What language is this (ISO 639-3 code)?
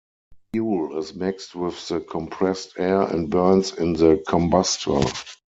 eng